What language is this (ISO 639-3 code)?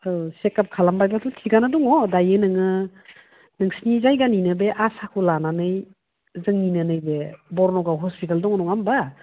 brx